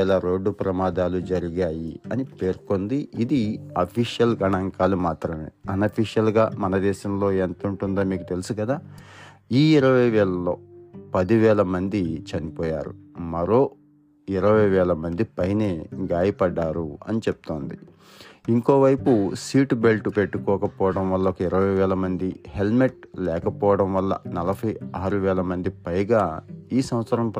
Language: Telugu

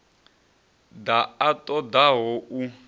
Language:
Venda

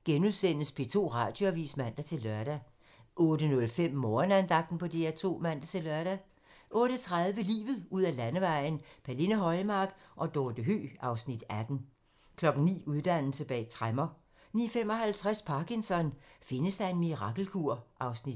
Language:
Danish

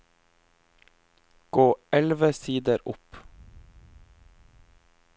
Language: Norwegian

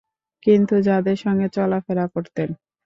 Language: Bangla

